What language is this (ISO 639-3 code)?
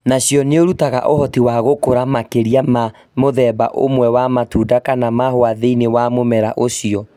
kik